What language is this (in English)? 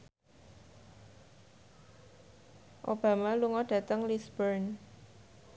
Javanese